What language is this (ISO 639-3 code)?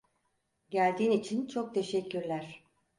tur